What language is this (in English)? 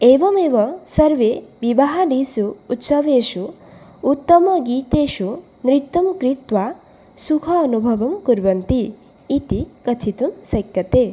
Sanskrit